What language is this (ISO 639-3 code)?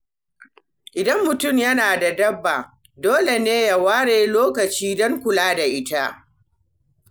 hau